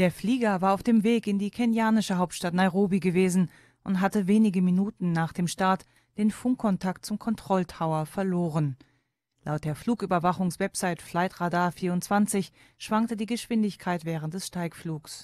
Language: German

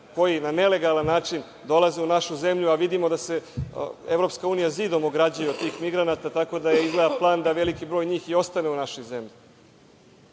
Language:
Serbian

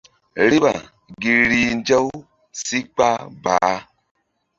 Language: Mbum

